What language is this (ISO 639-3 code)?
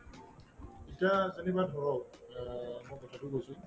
asm